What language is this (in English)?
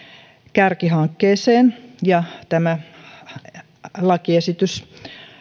Finnish